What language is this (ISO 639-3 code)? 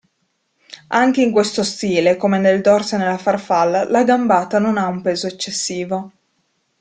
ita